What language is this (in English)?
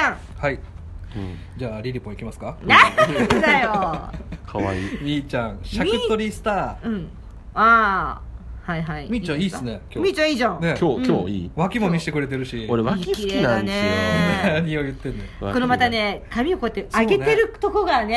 Japanese